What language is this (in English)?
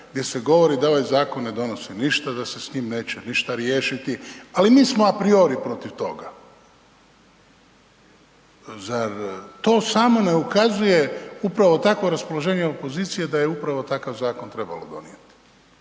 Croatian